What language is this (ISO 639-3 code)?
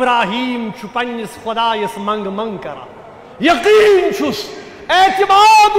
ara